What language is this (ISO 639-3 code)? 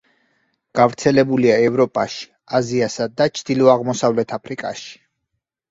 kat